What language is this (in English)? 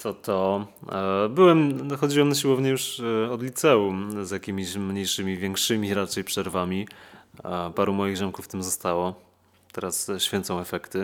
Polish